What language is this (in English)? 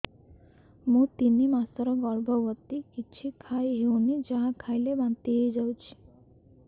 Odia